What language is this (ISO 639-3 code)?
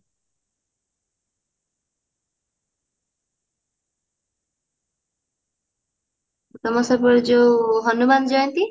ori